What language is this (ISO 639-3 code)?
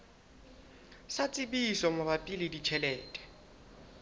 sot